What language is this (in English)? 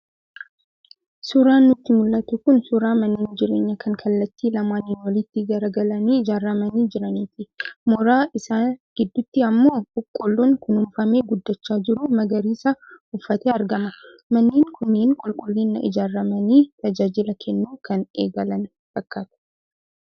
Oromo